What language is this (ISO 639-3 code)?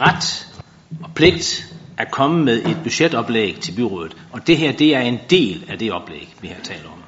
dan